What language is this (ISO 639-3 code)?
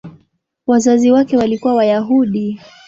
swa